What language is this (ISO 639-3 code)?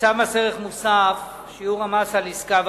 heb